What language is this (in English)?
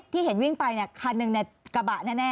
Thai